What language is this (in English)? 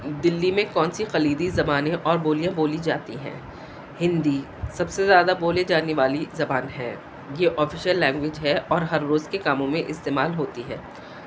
Urdu